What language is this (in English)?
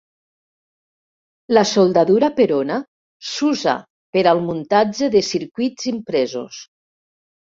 Catalan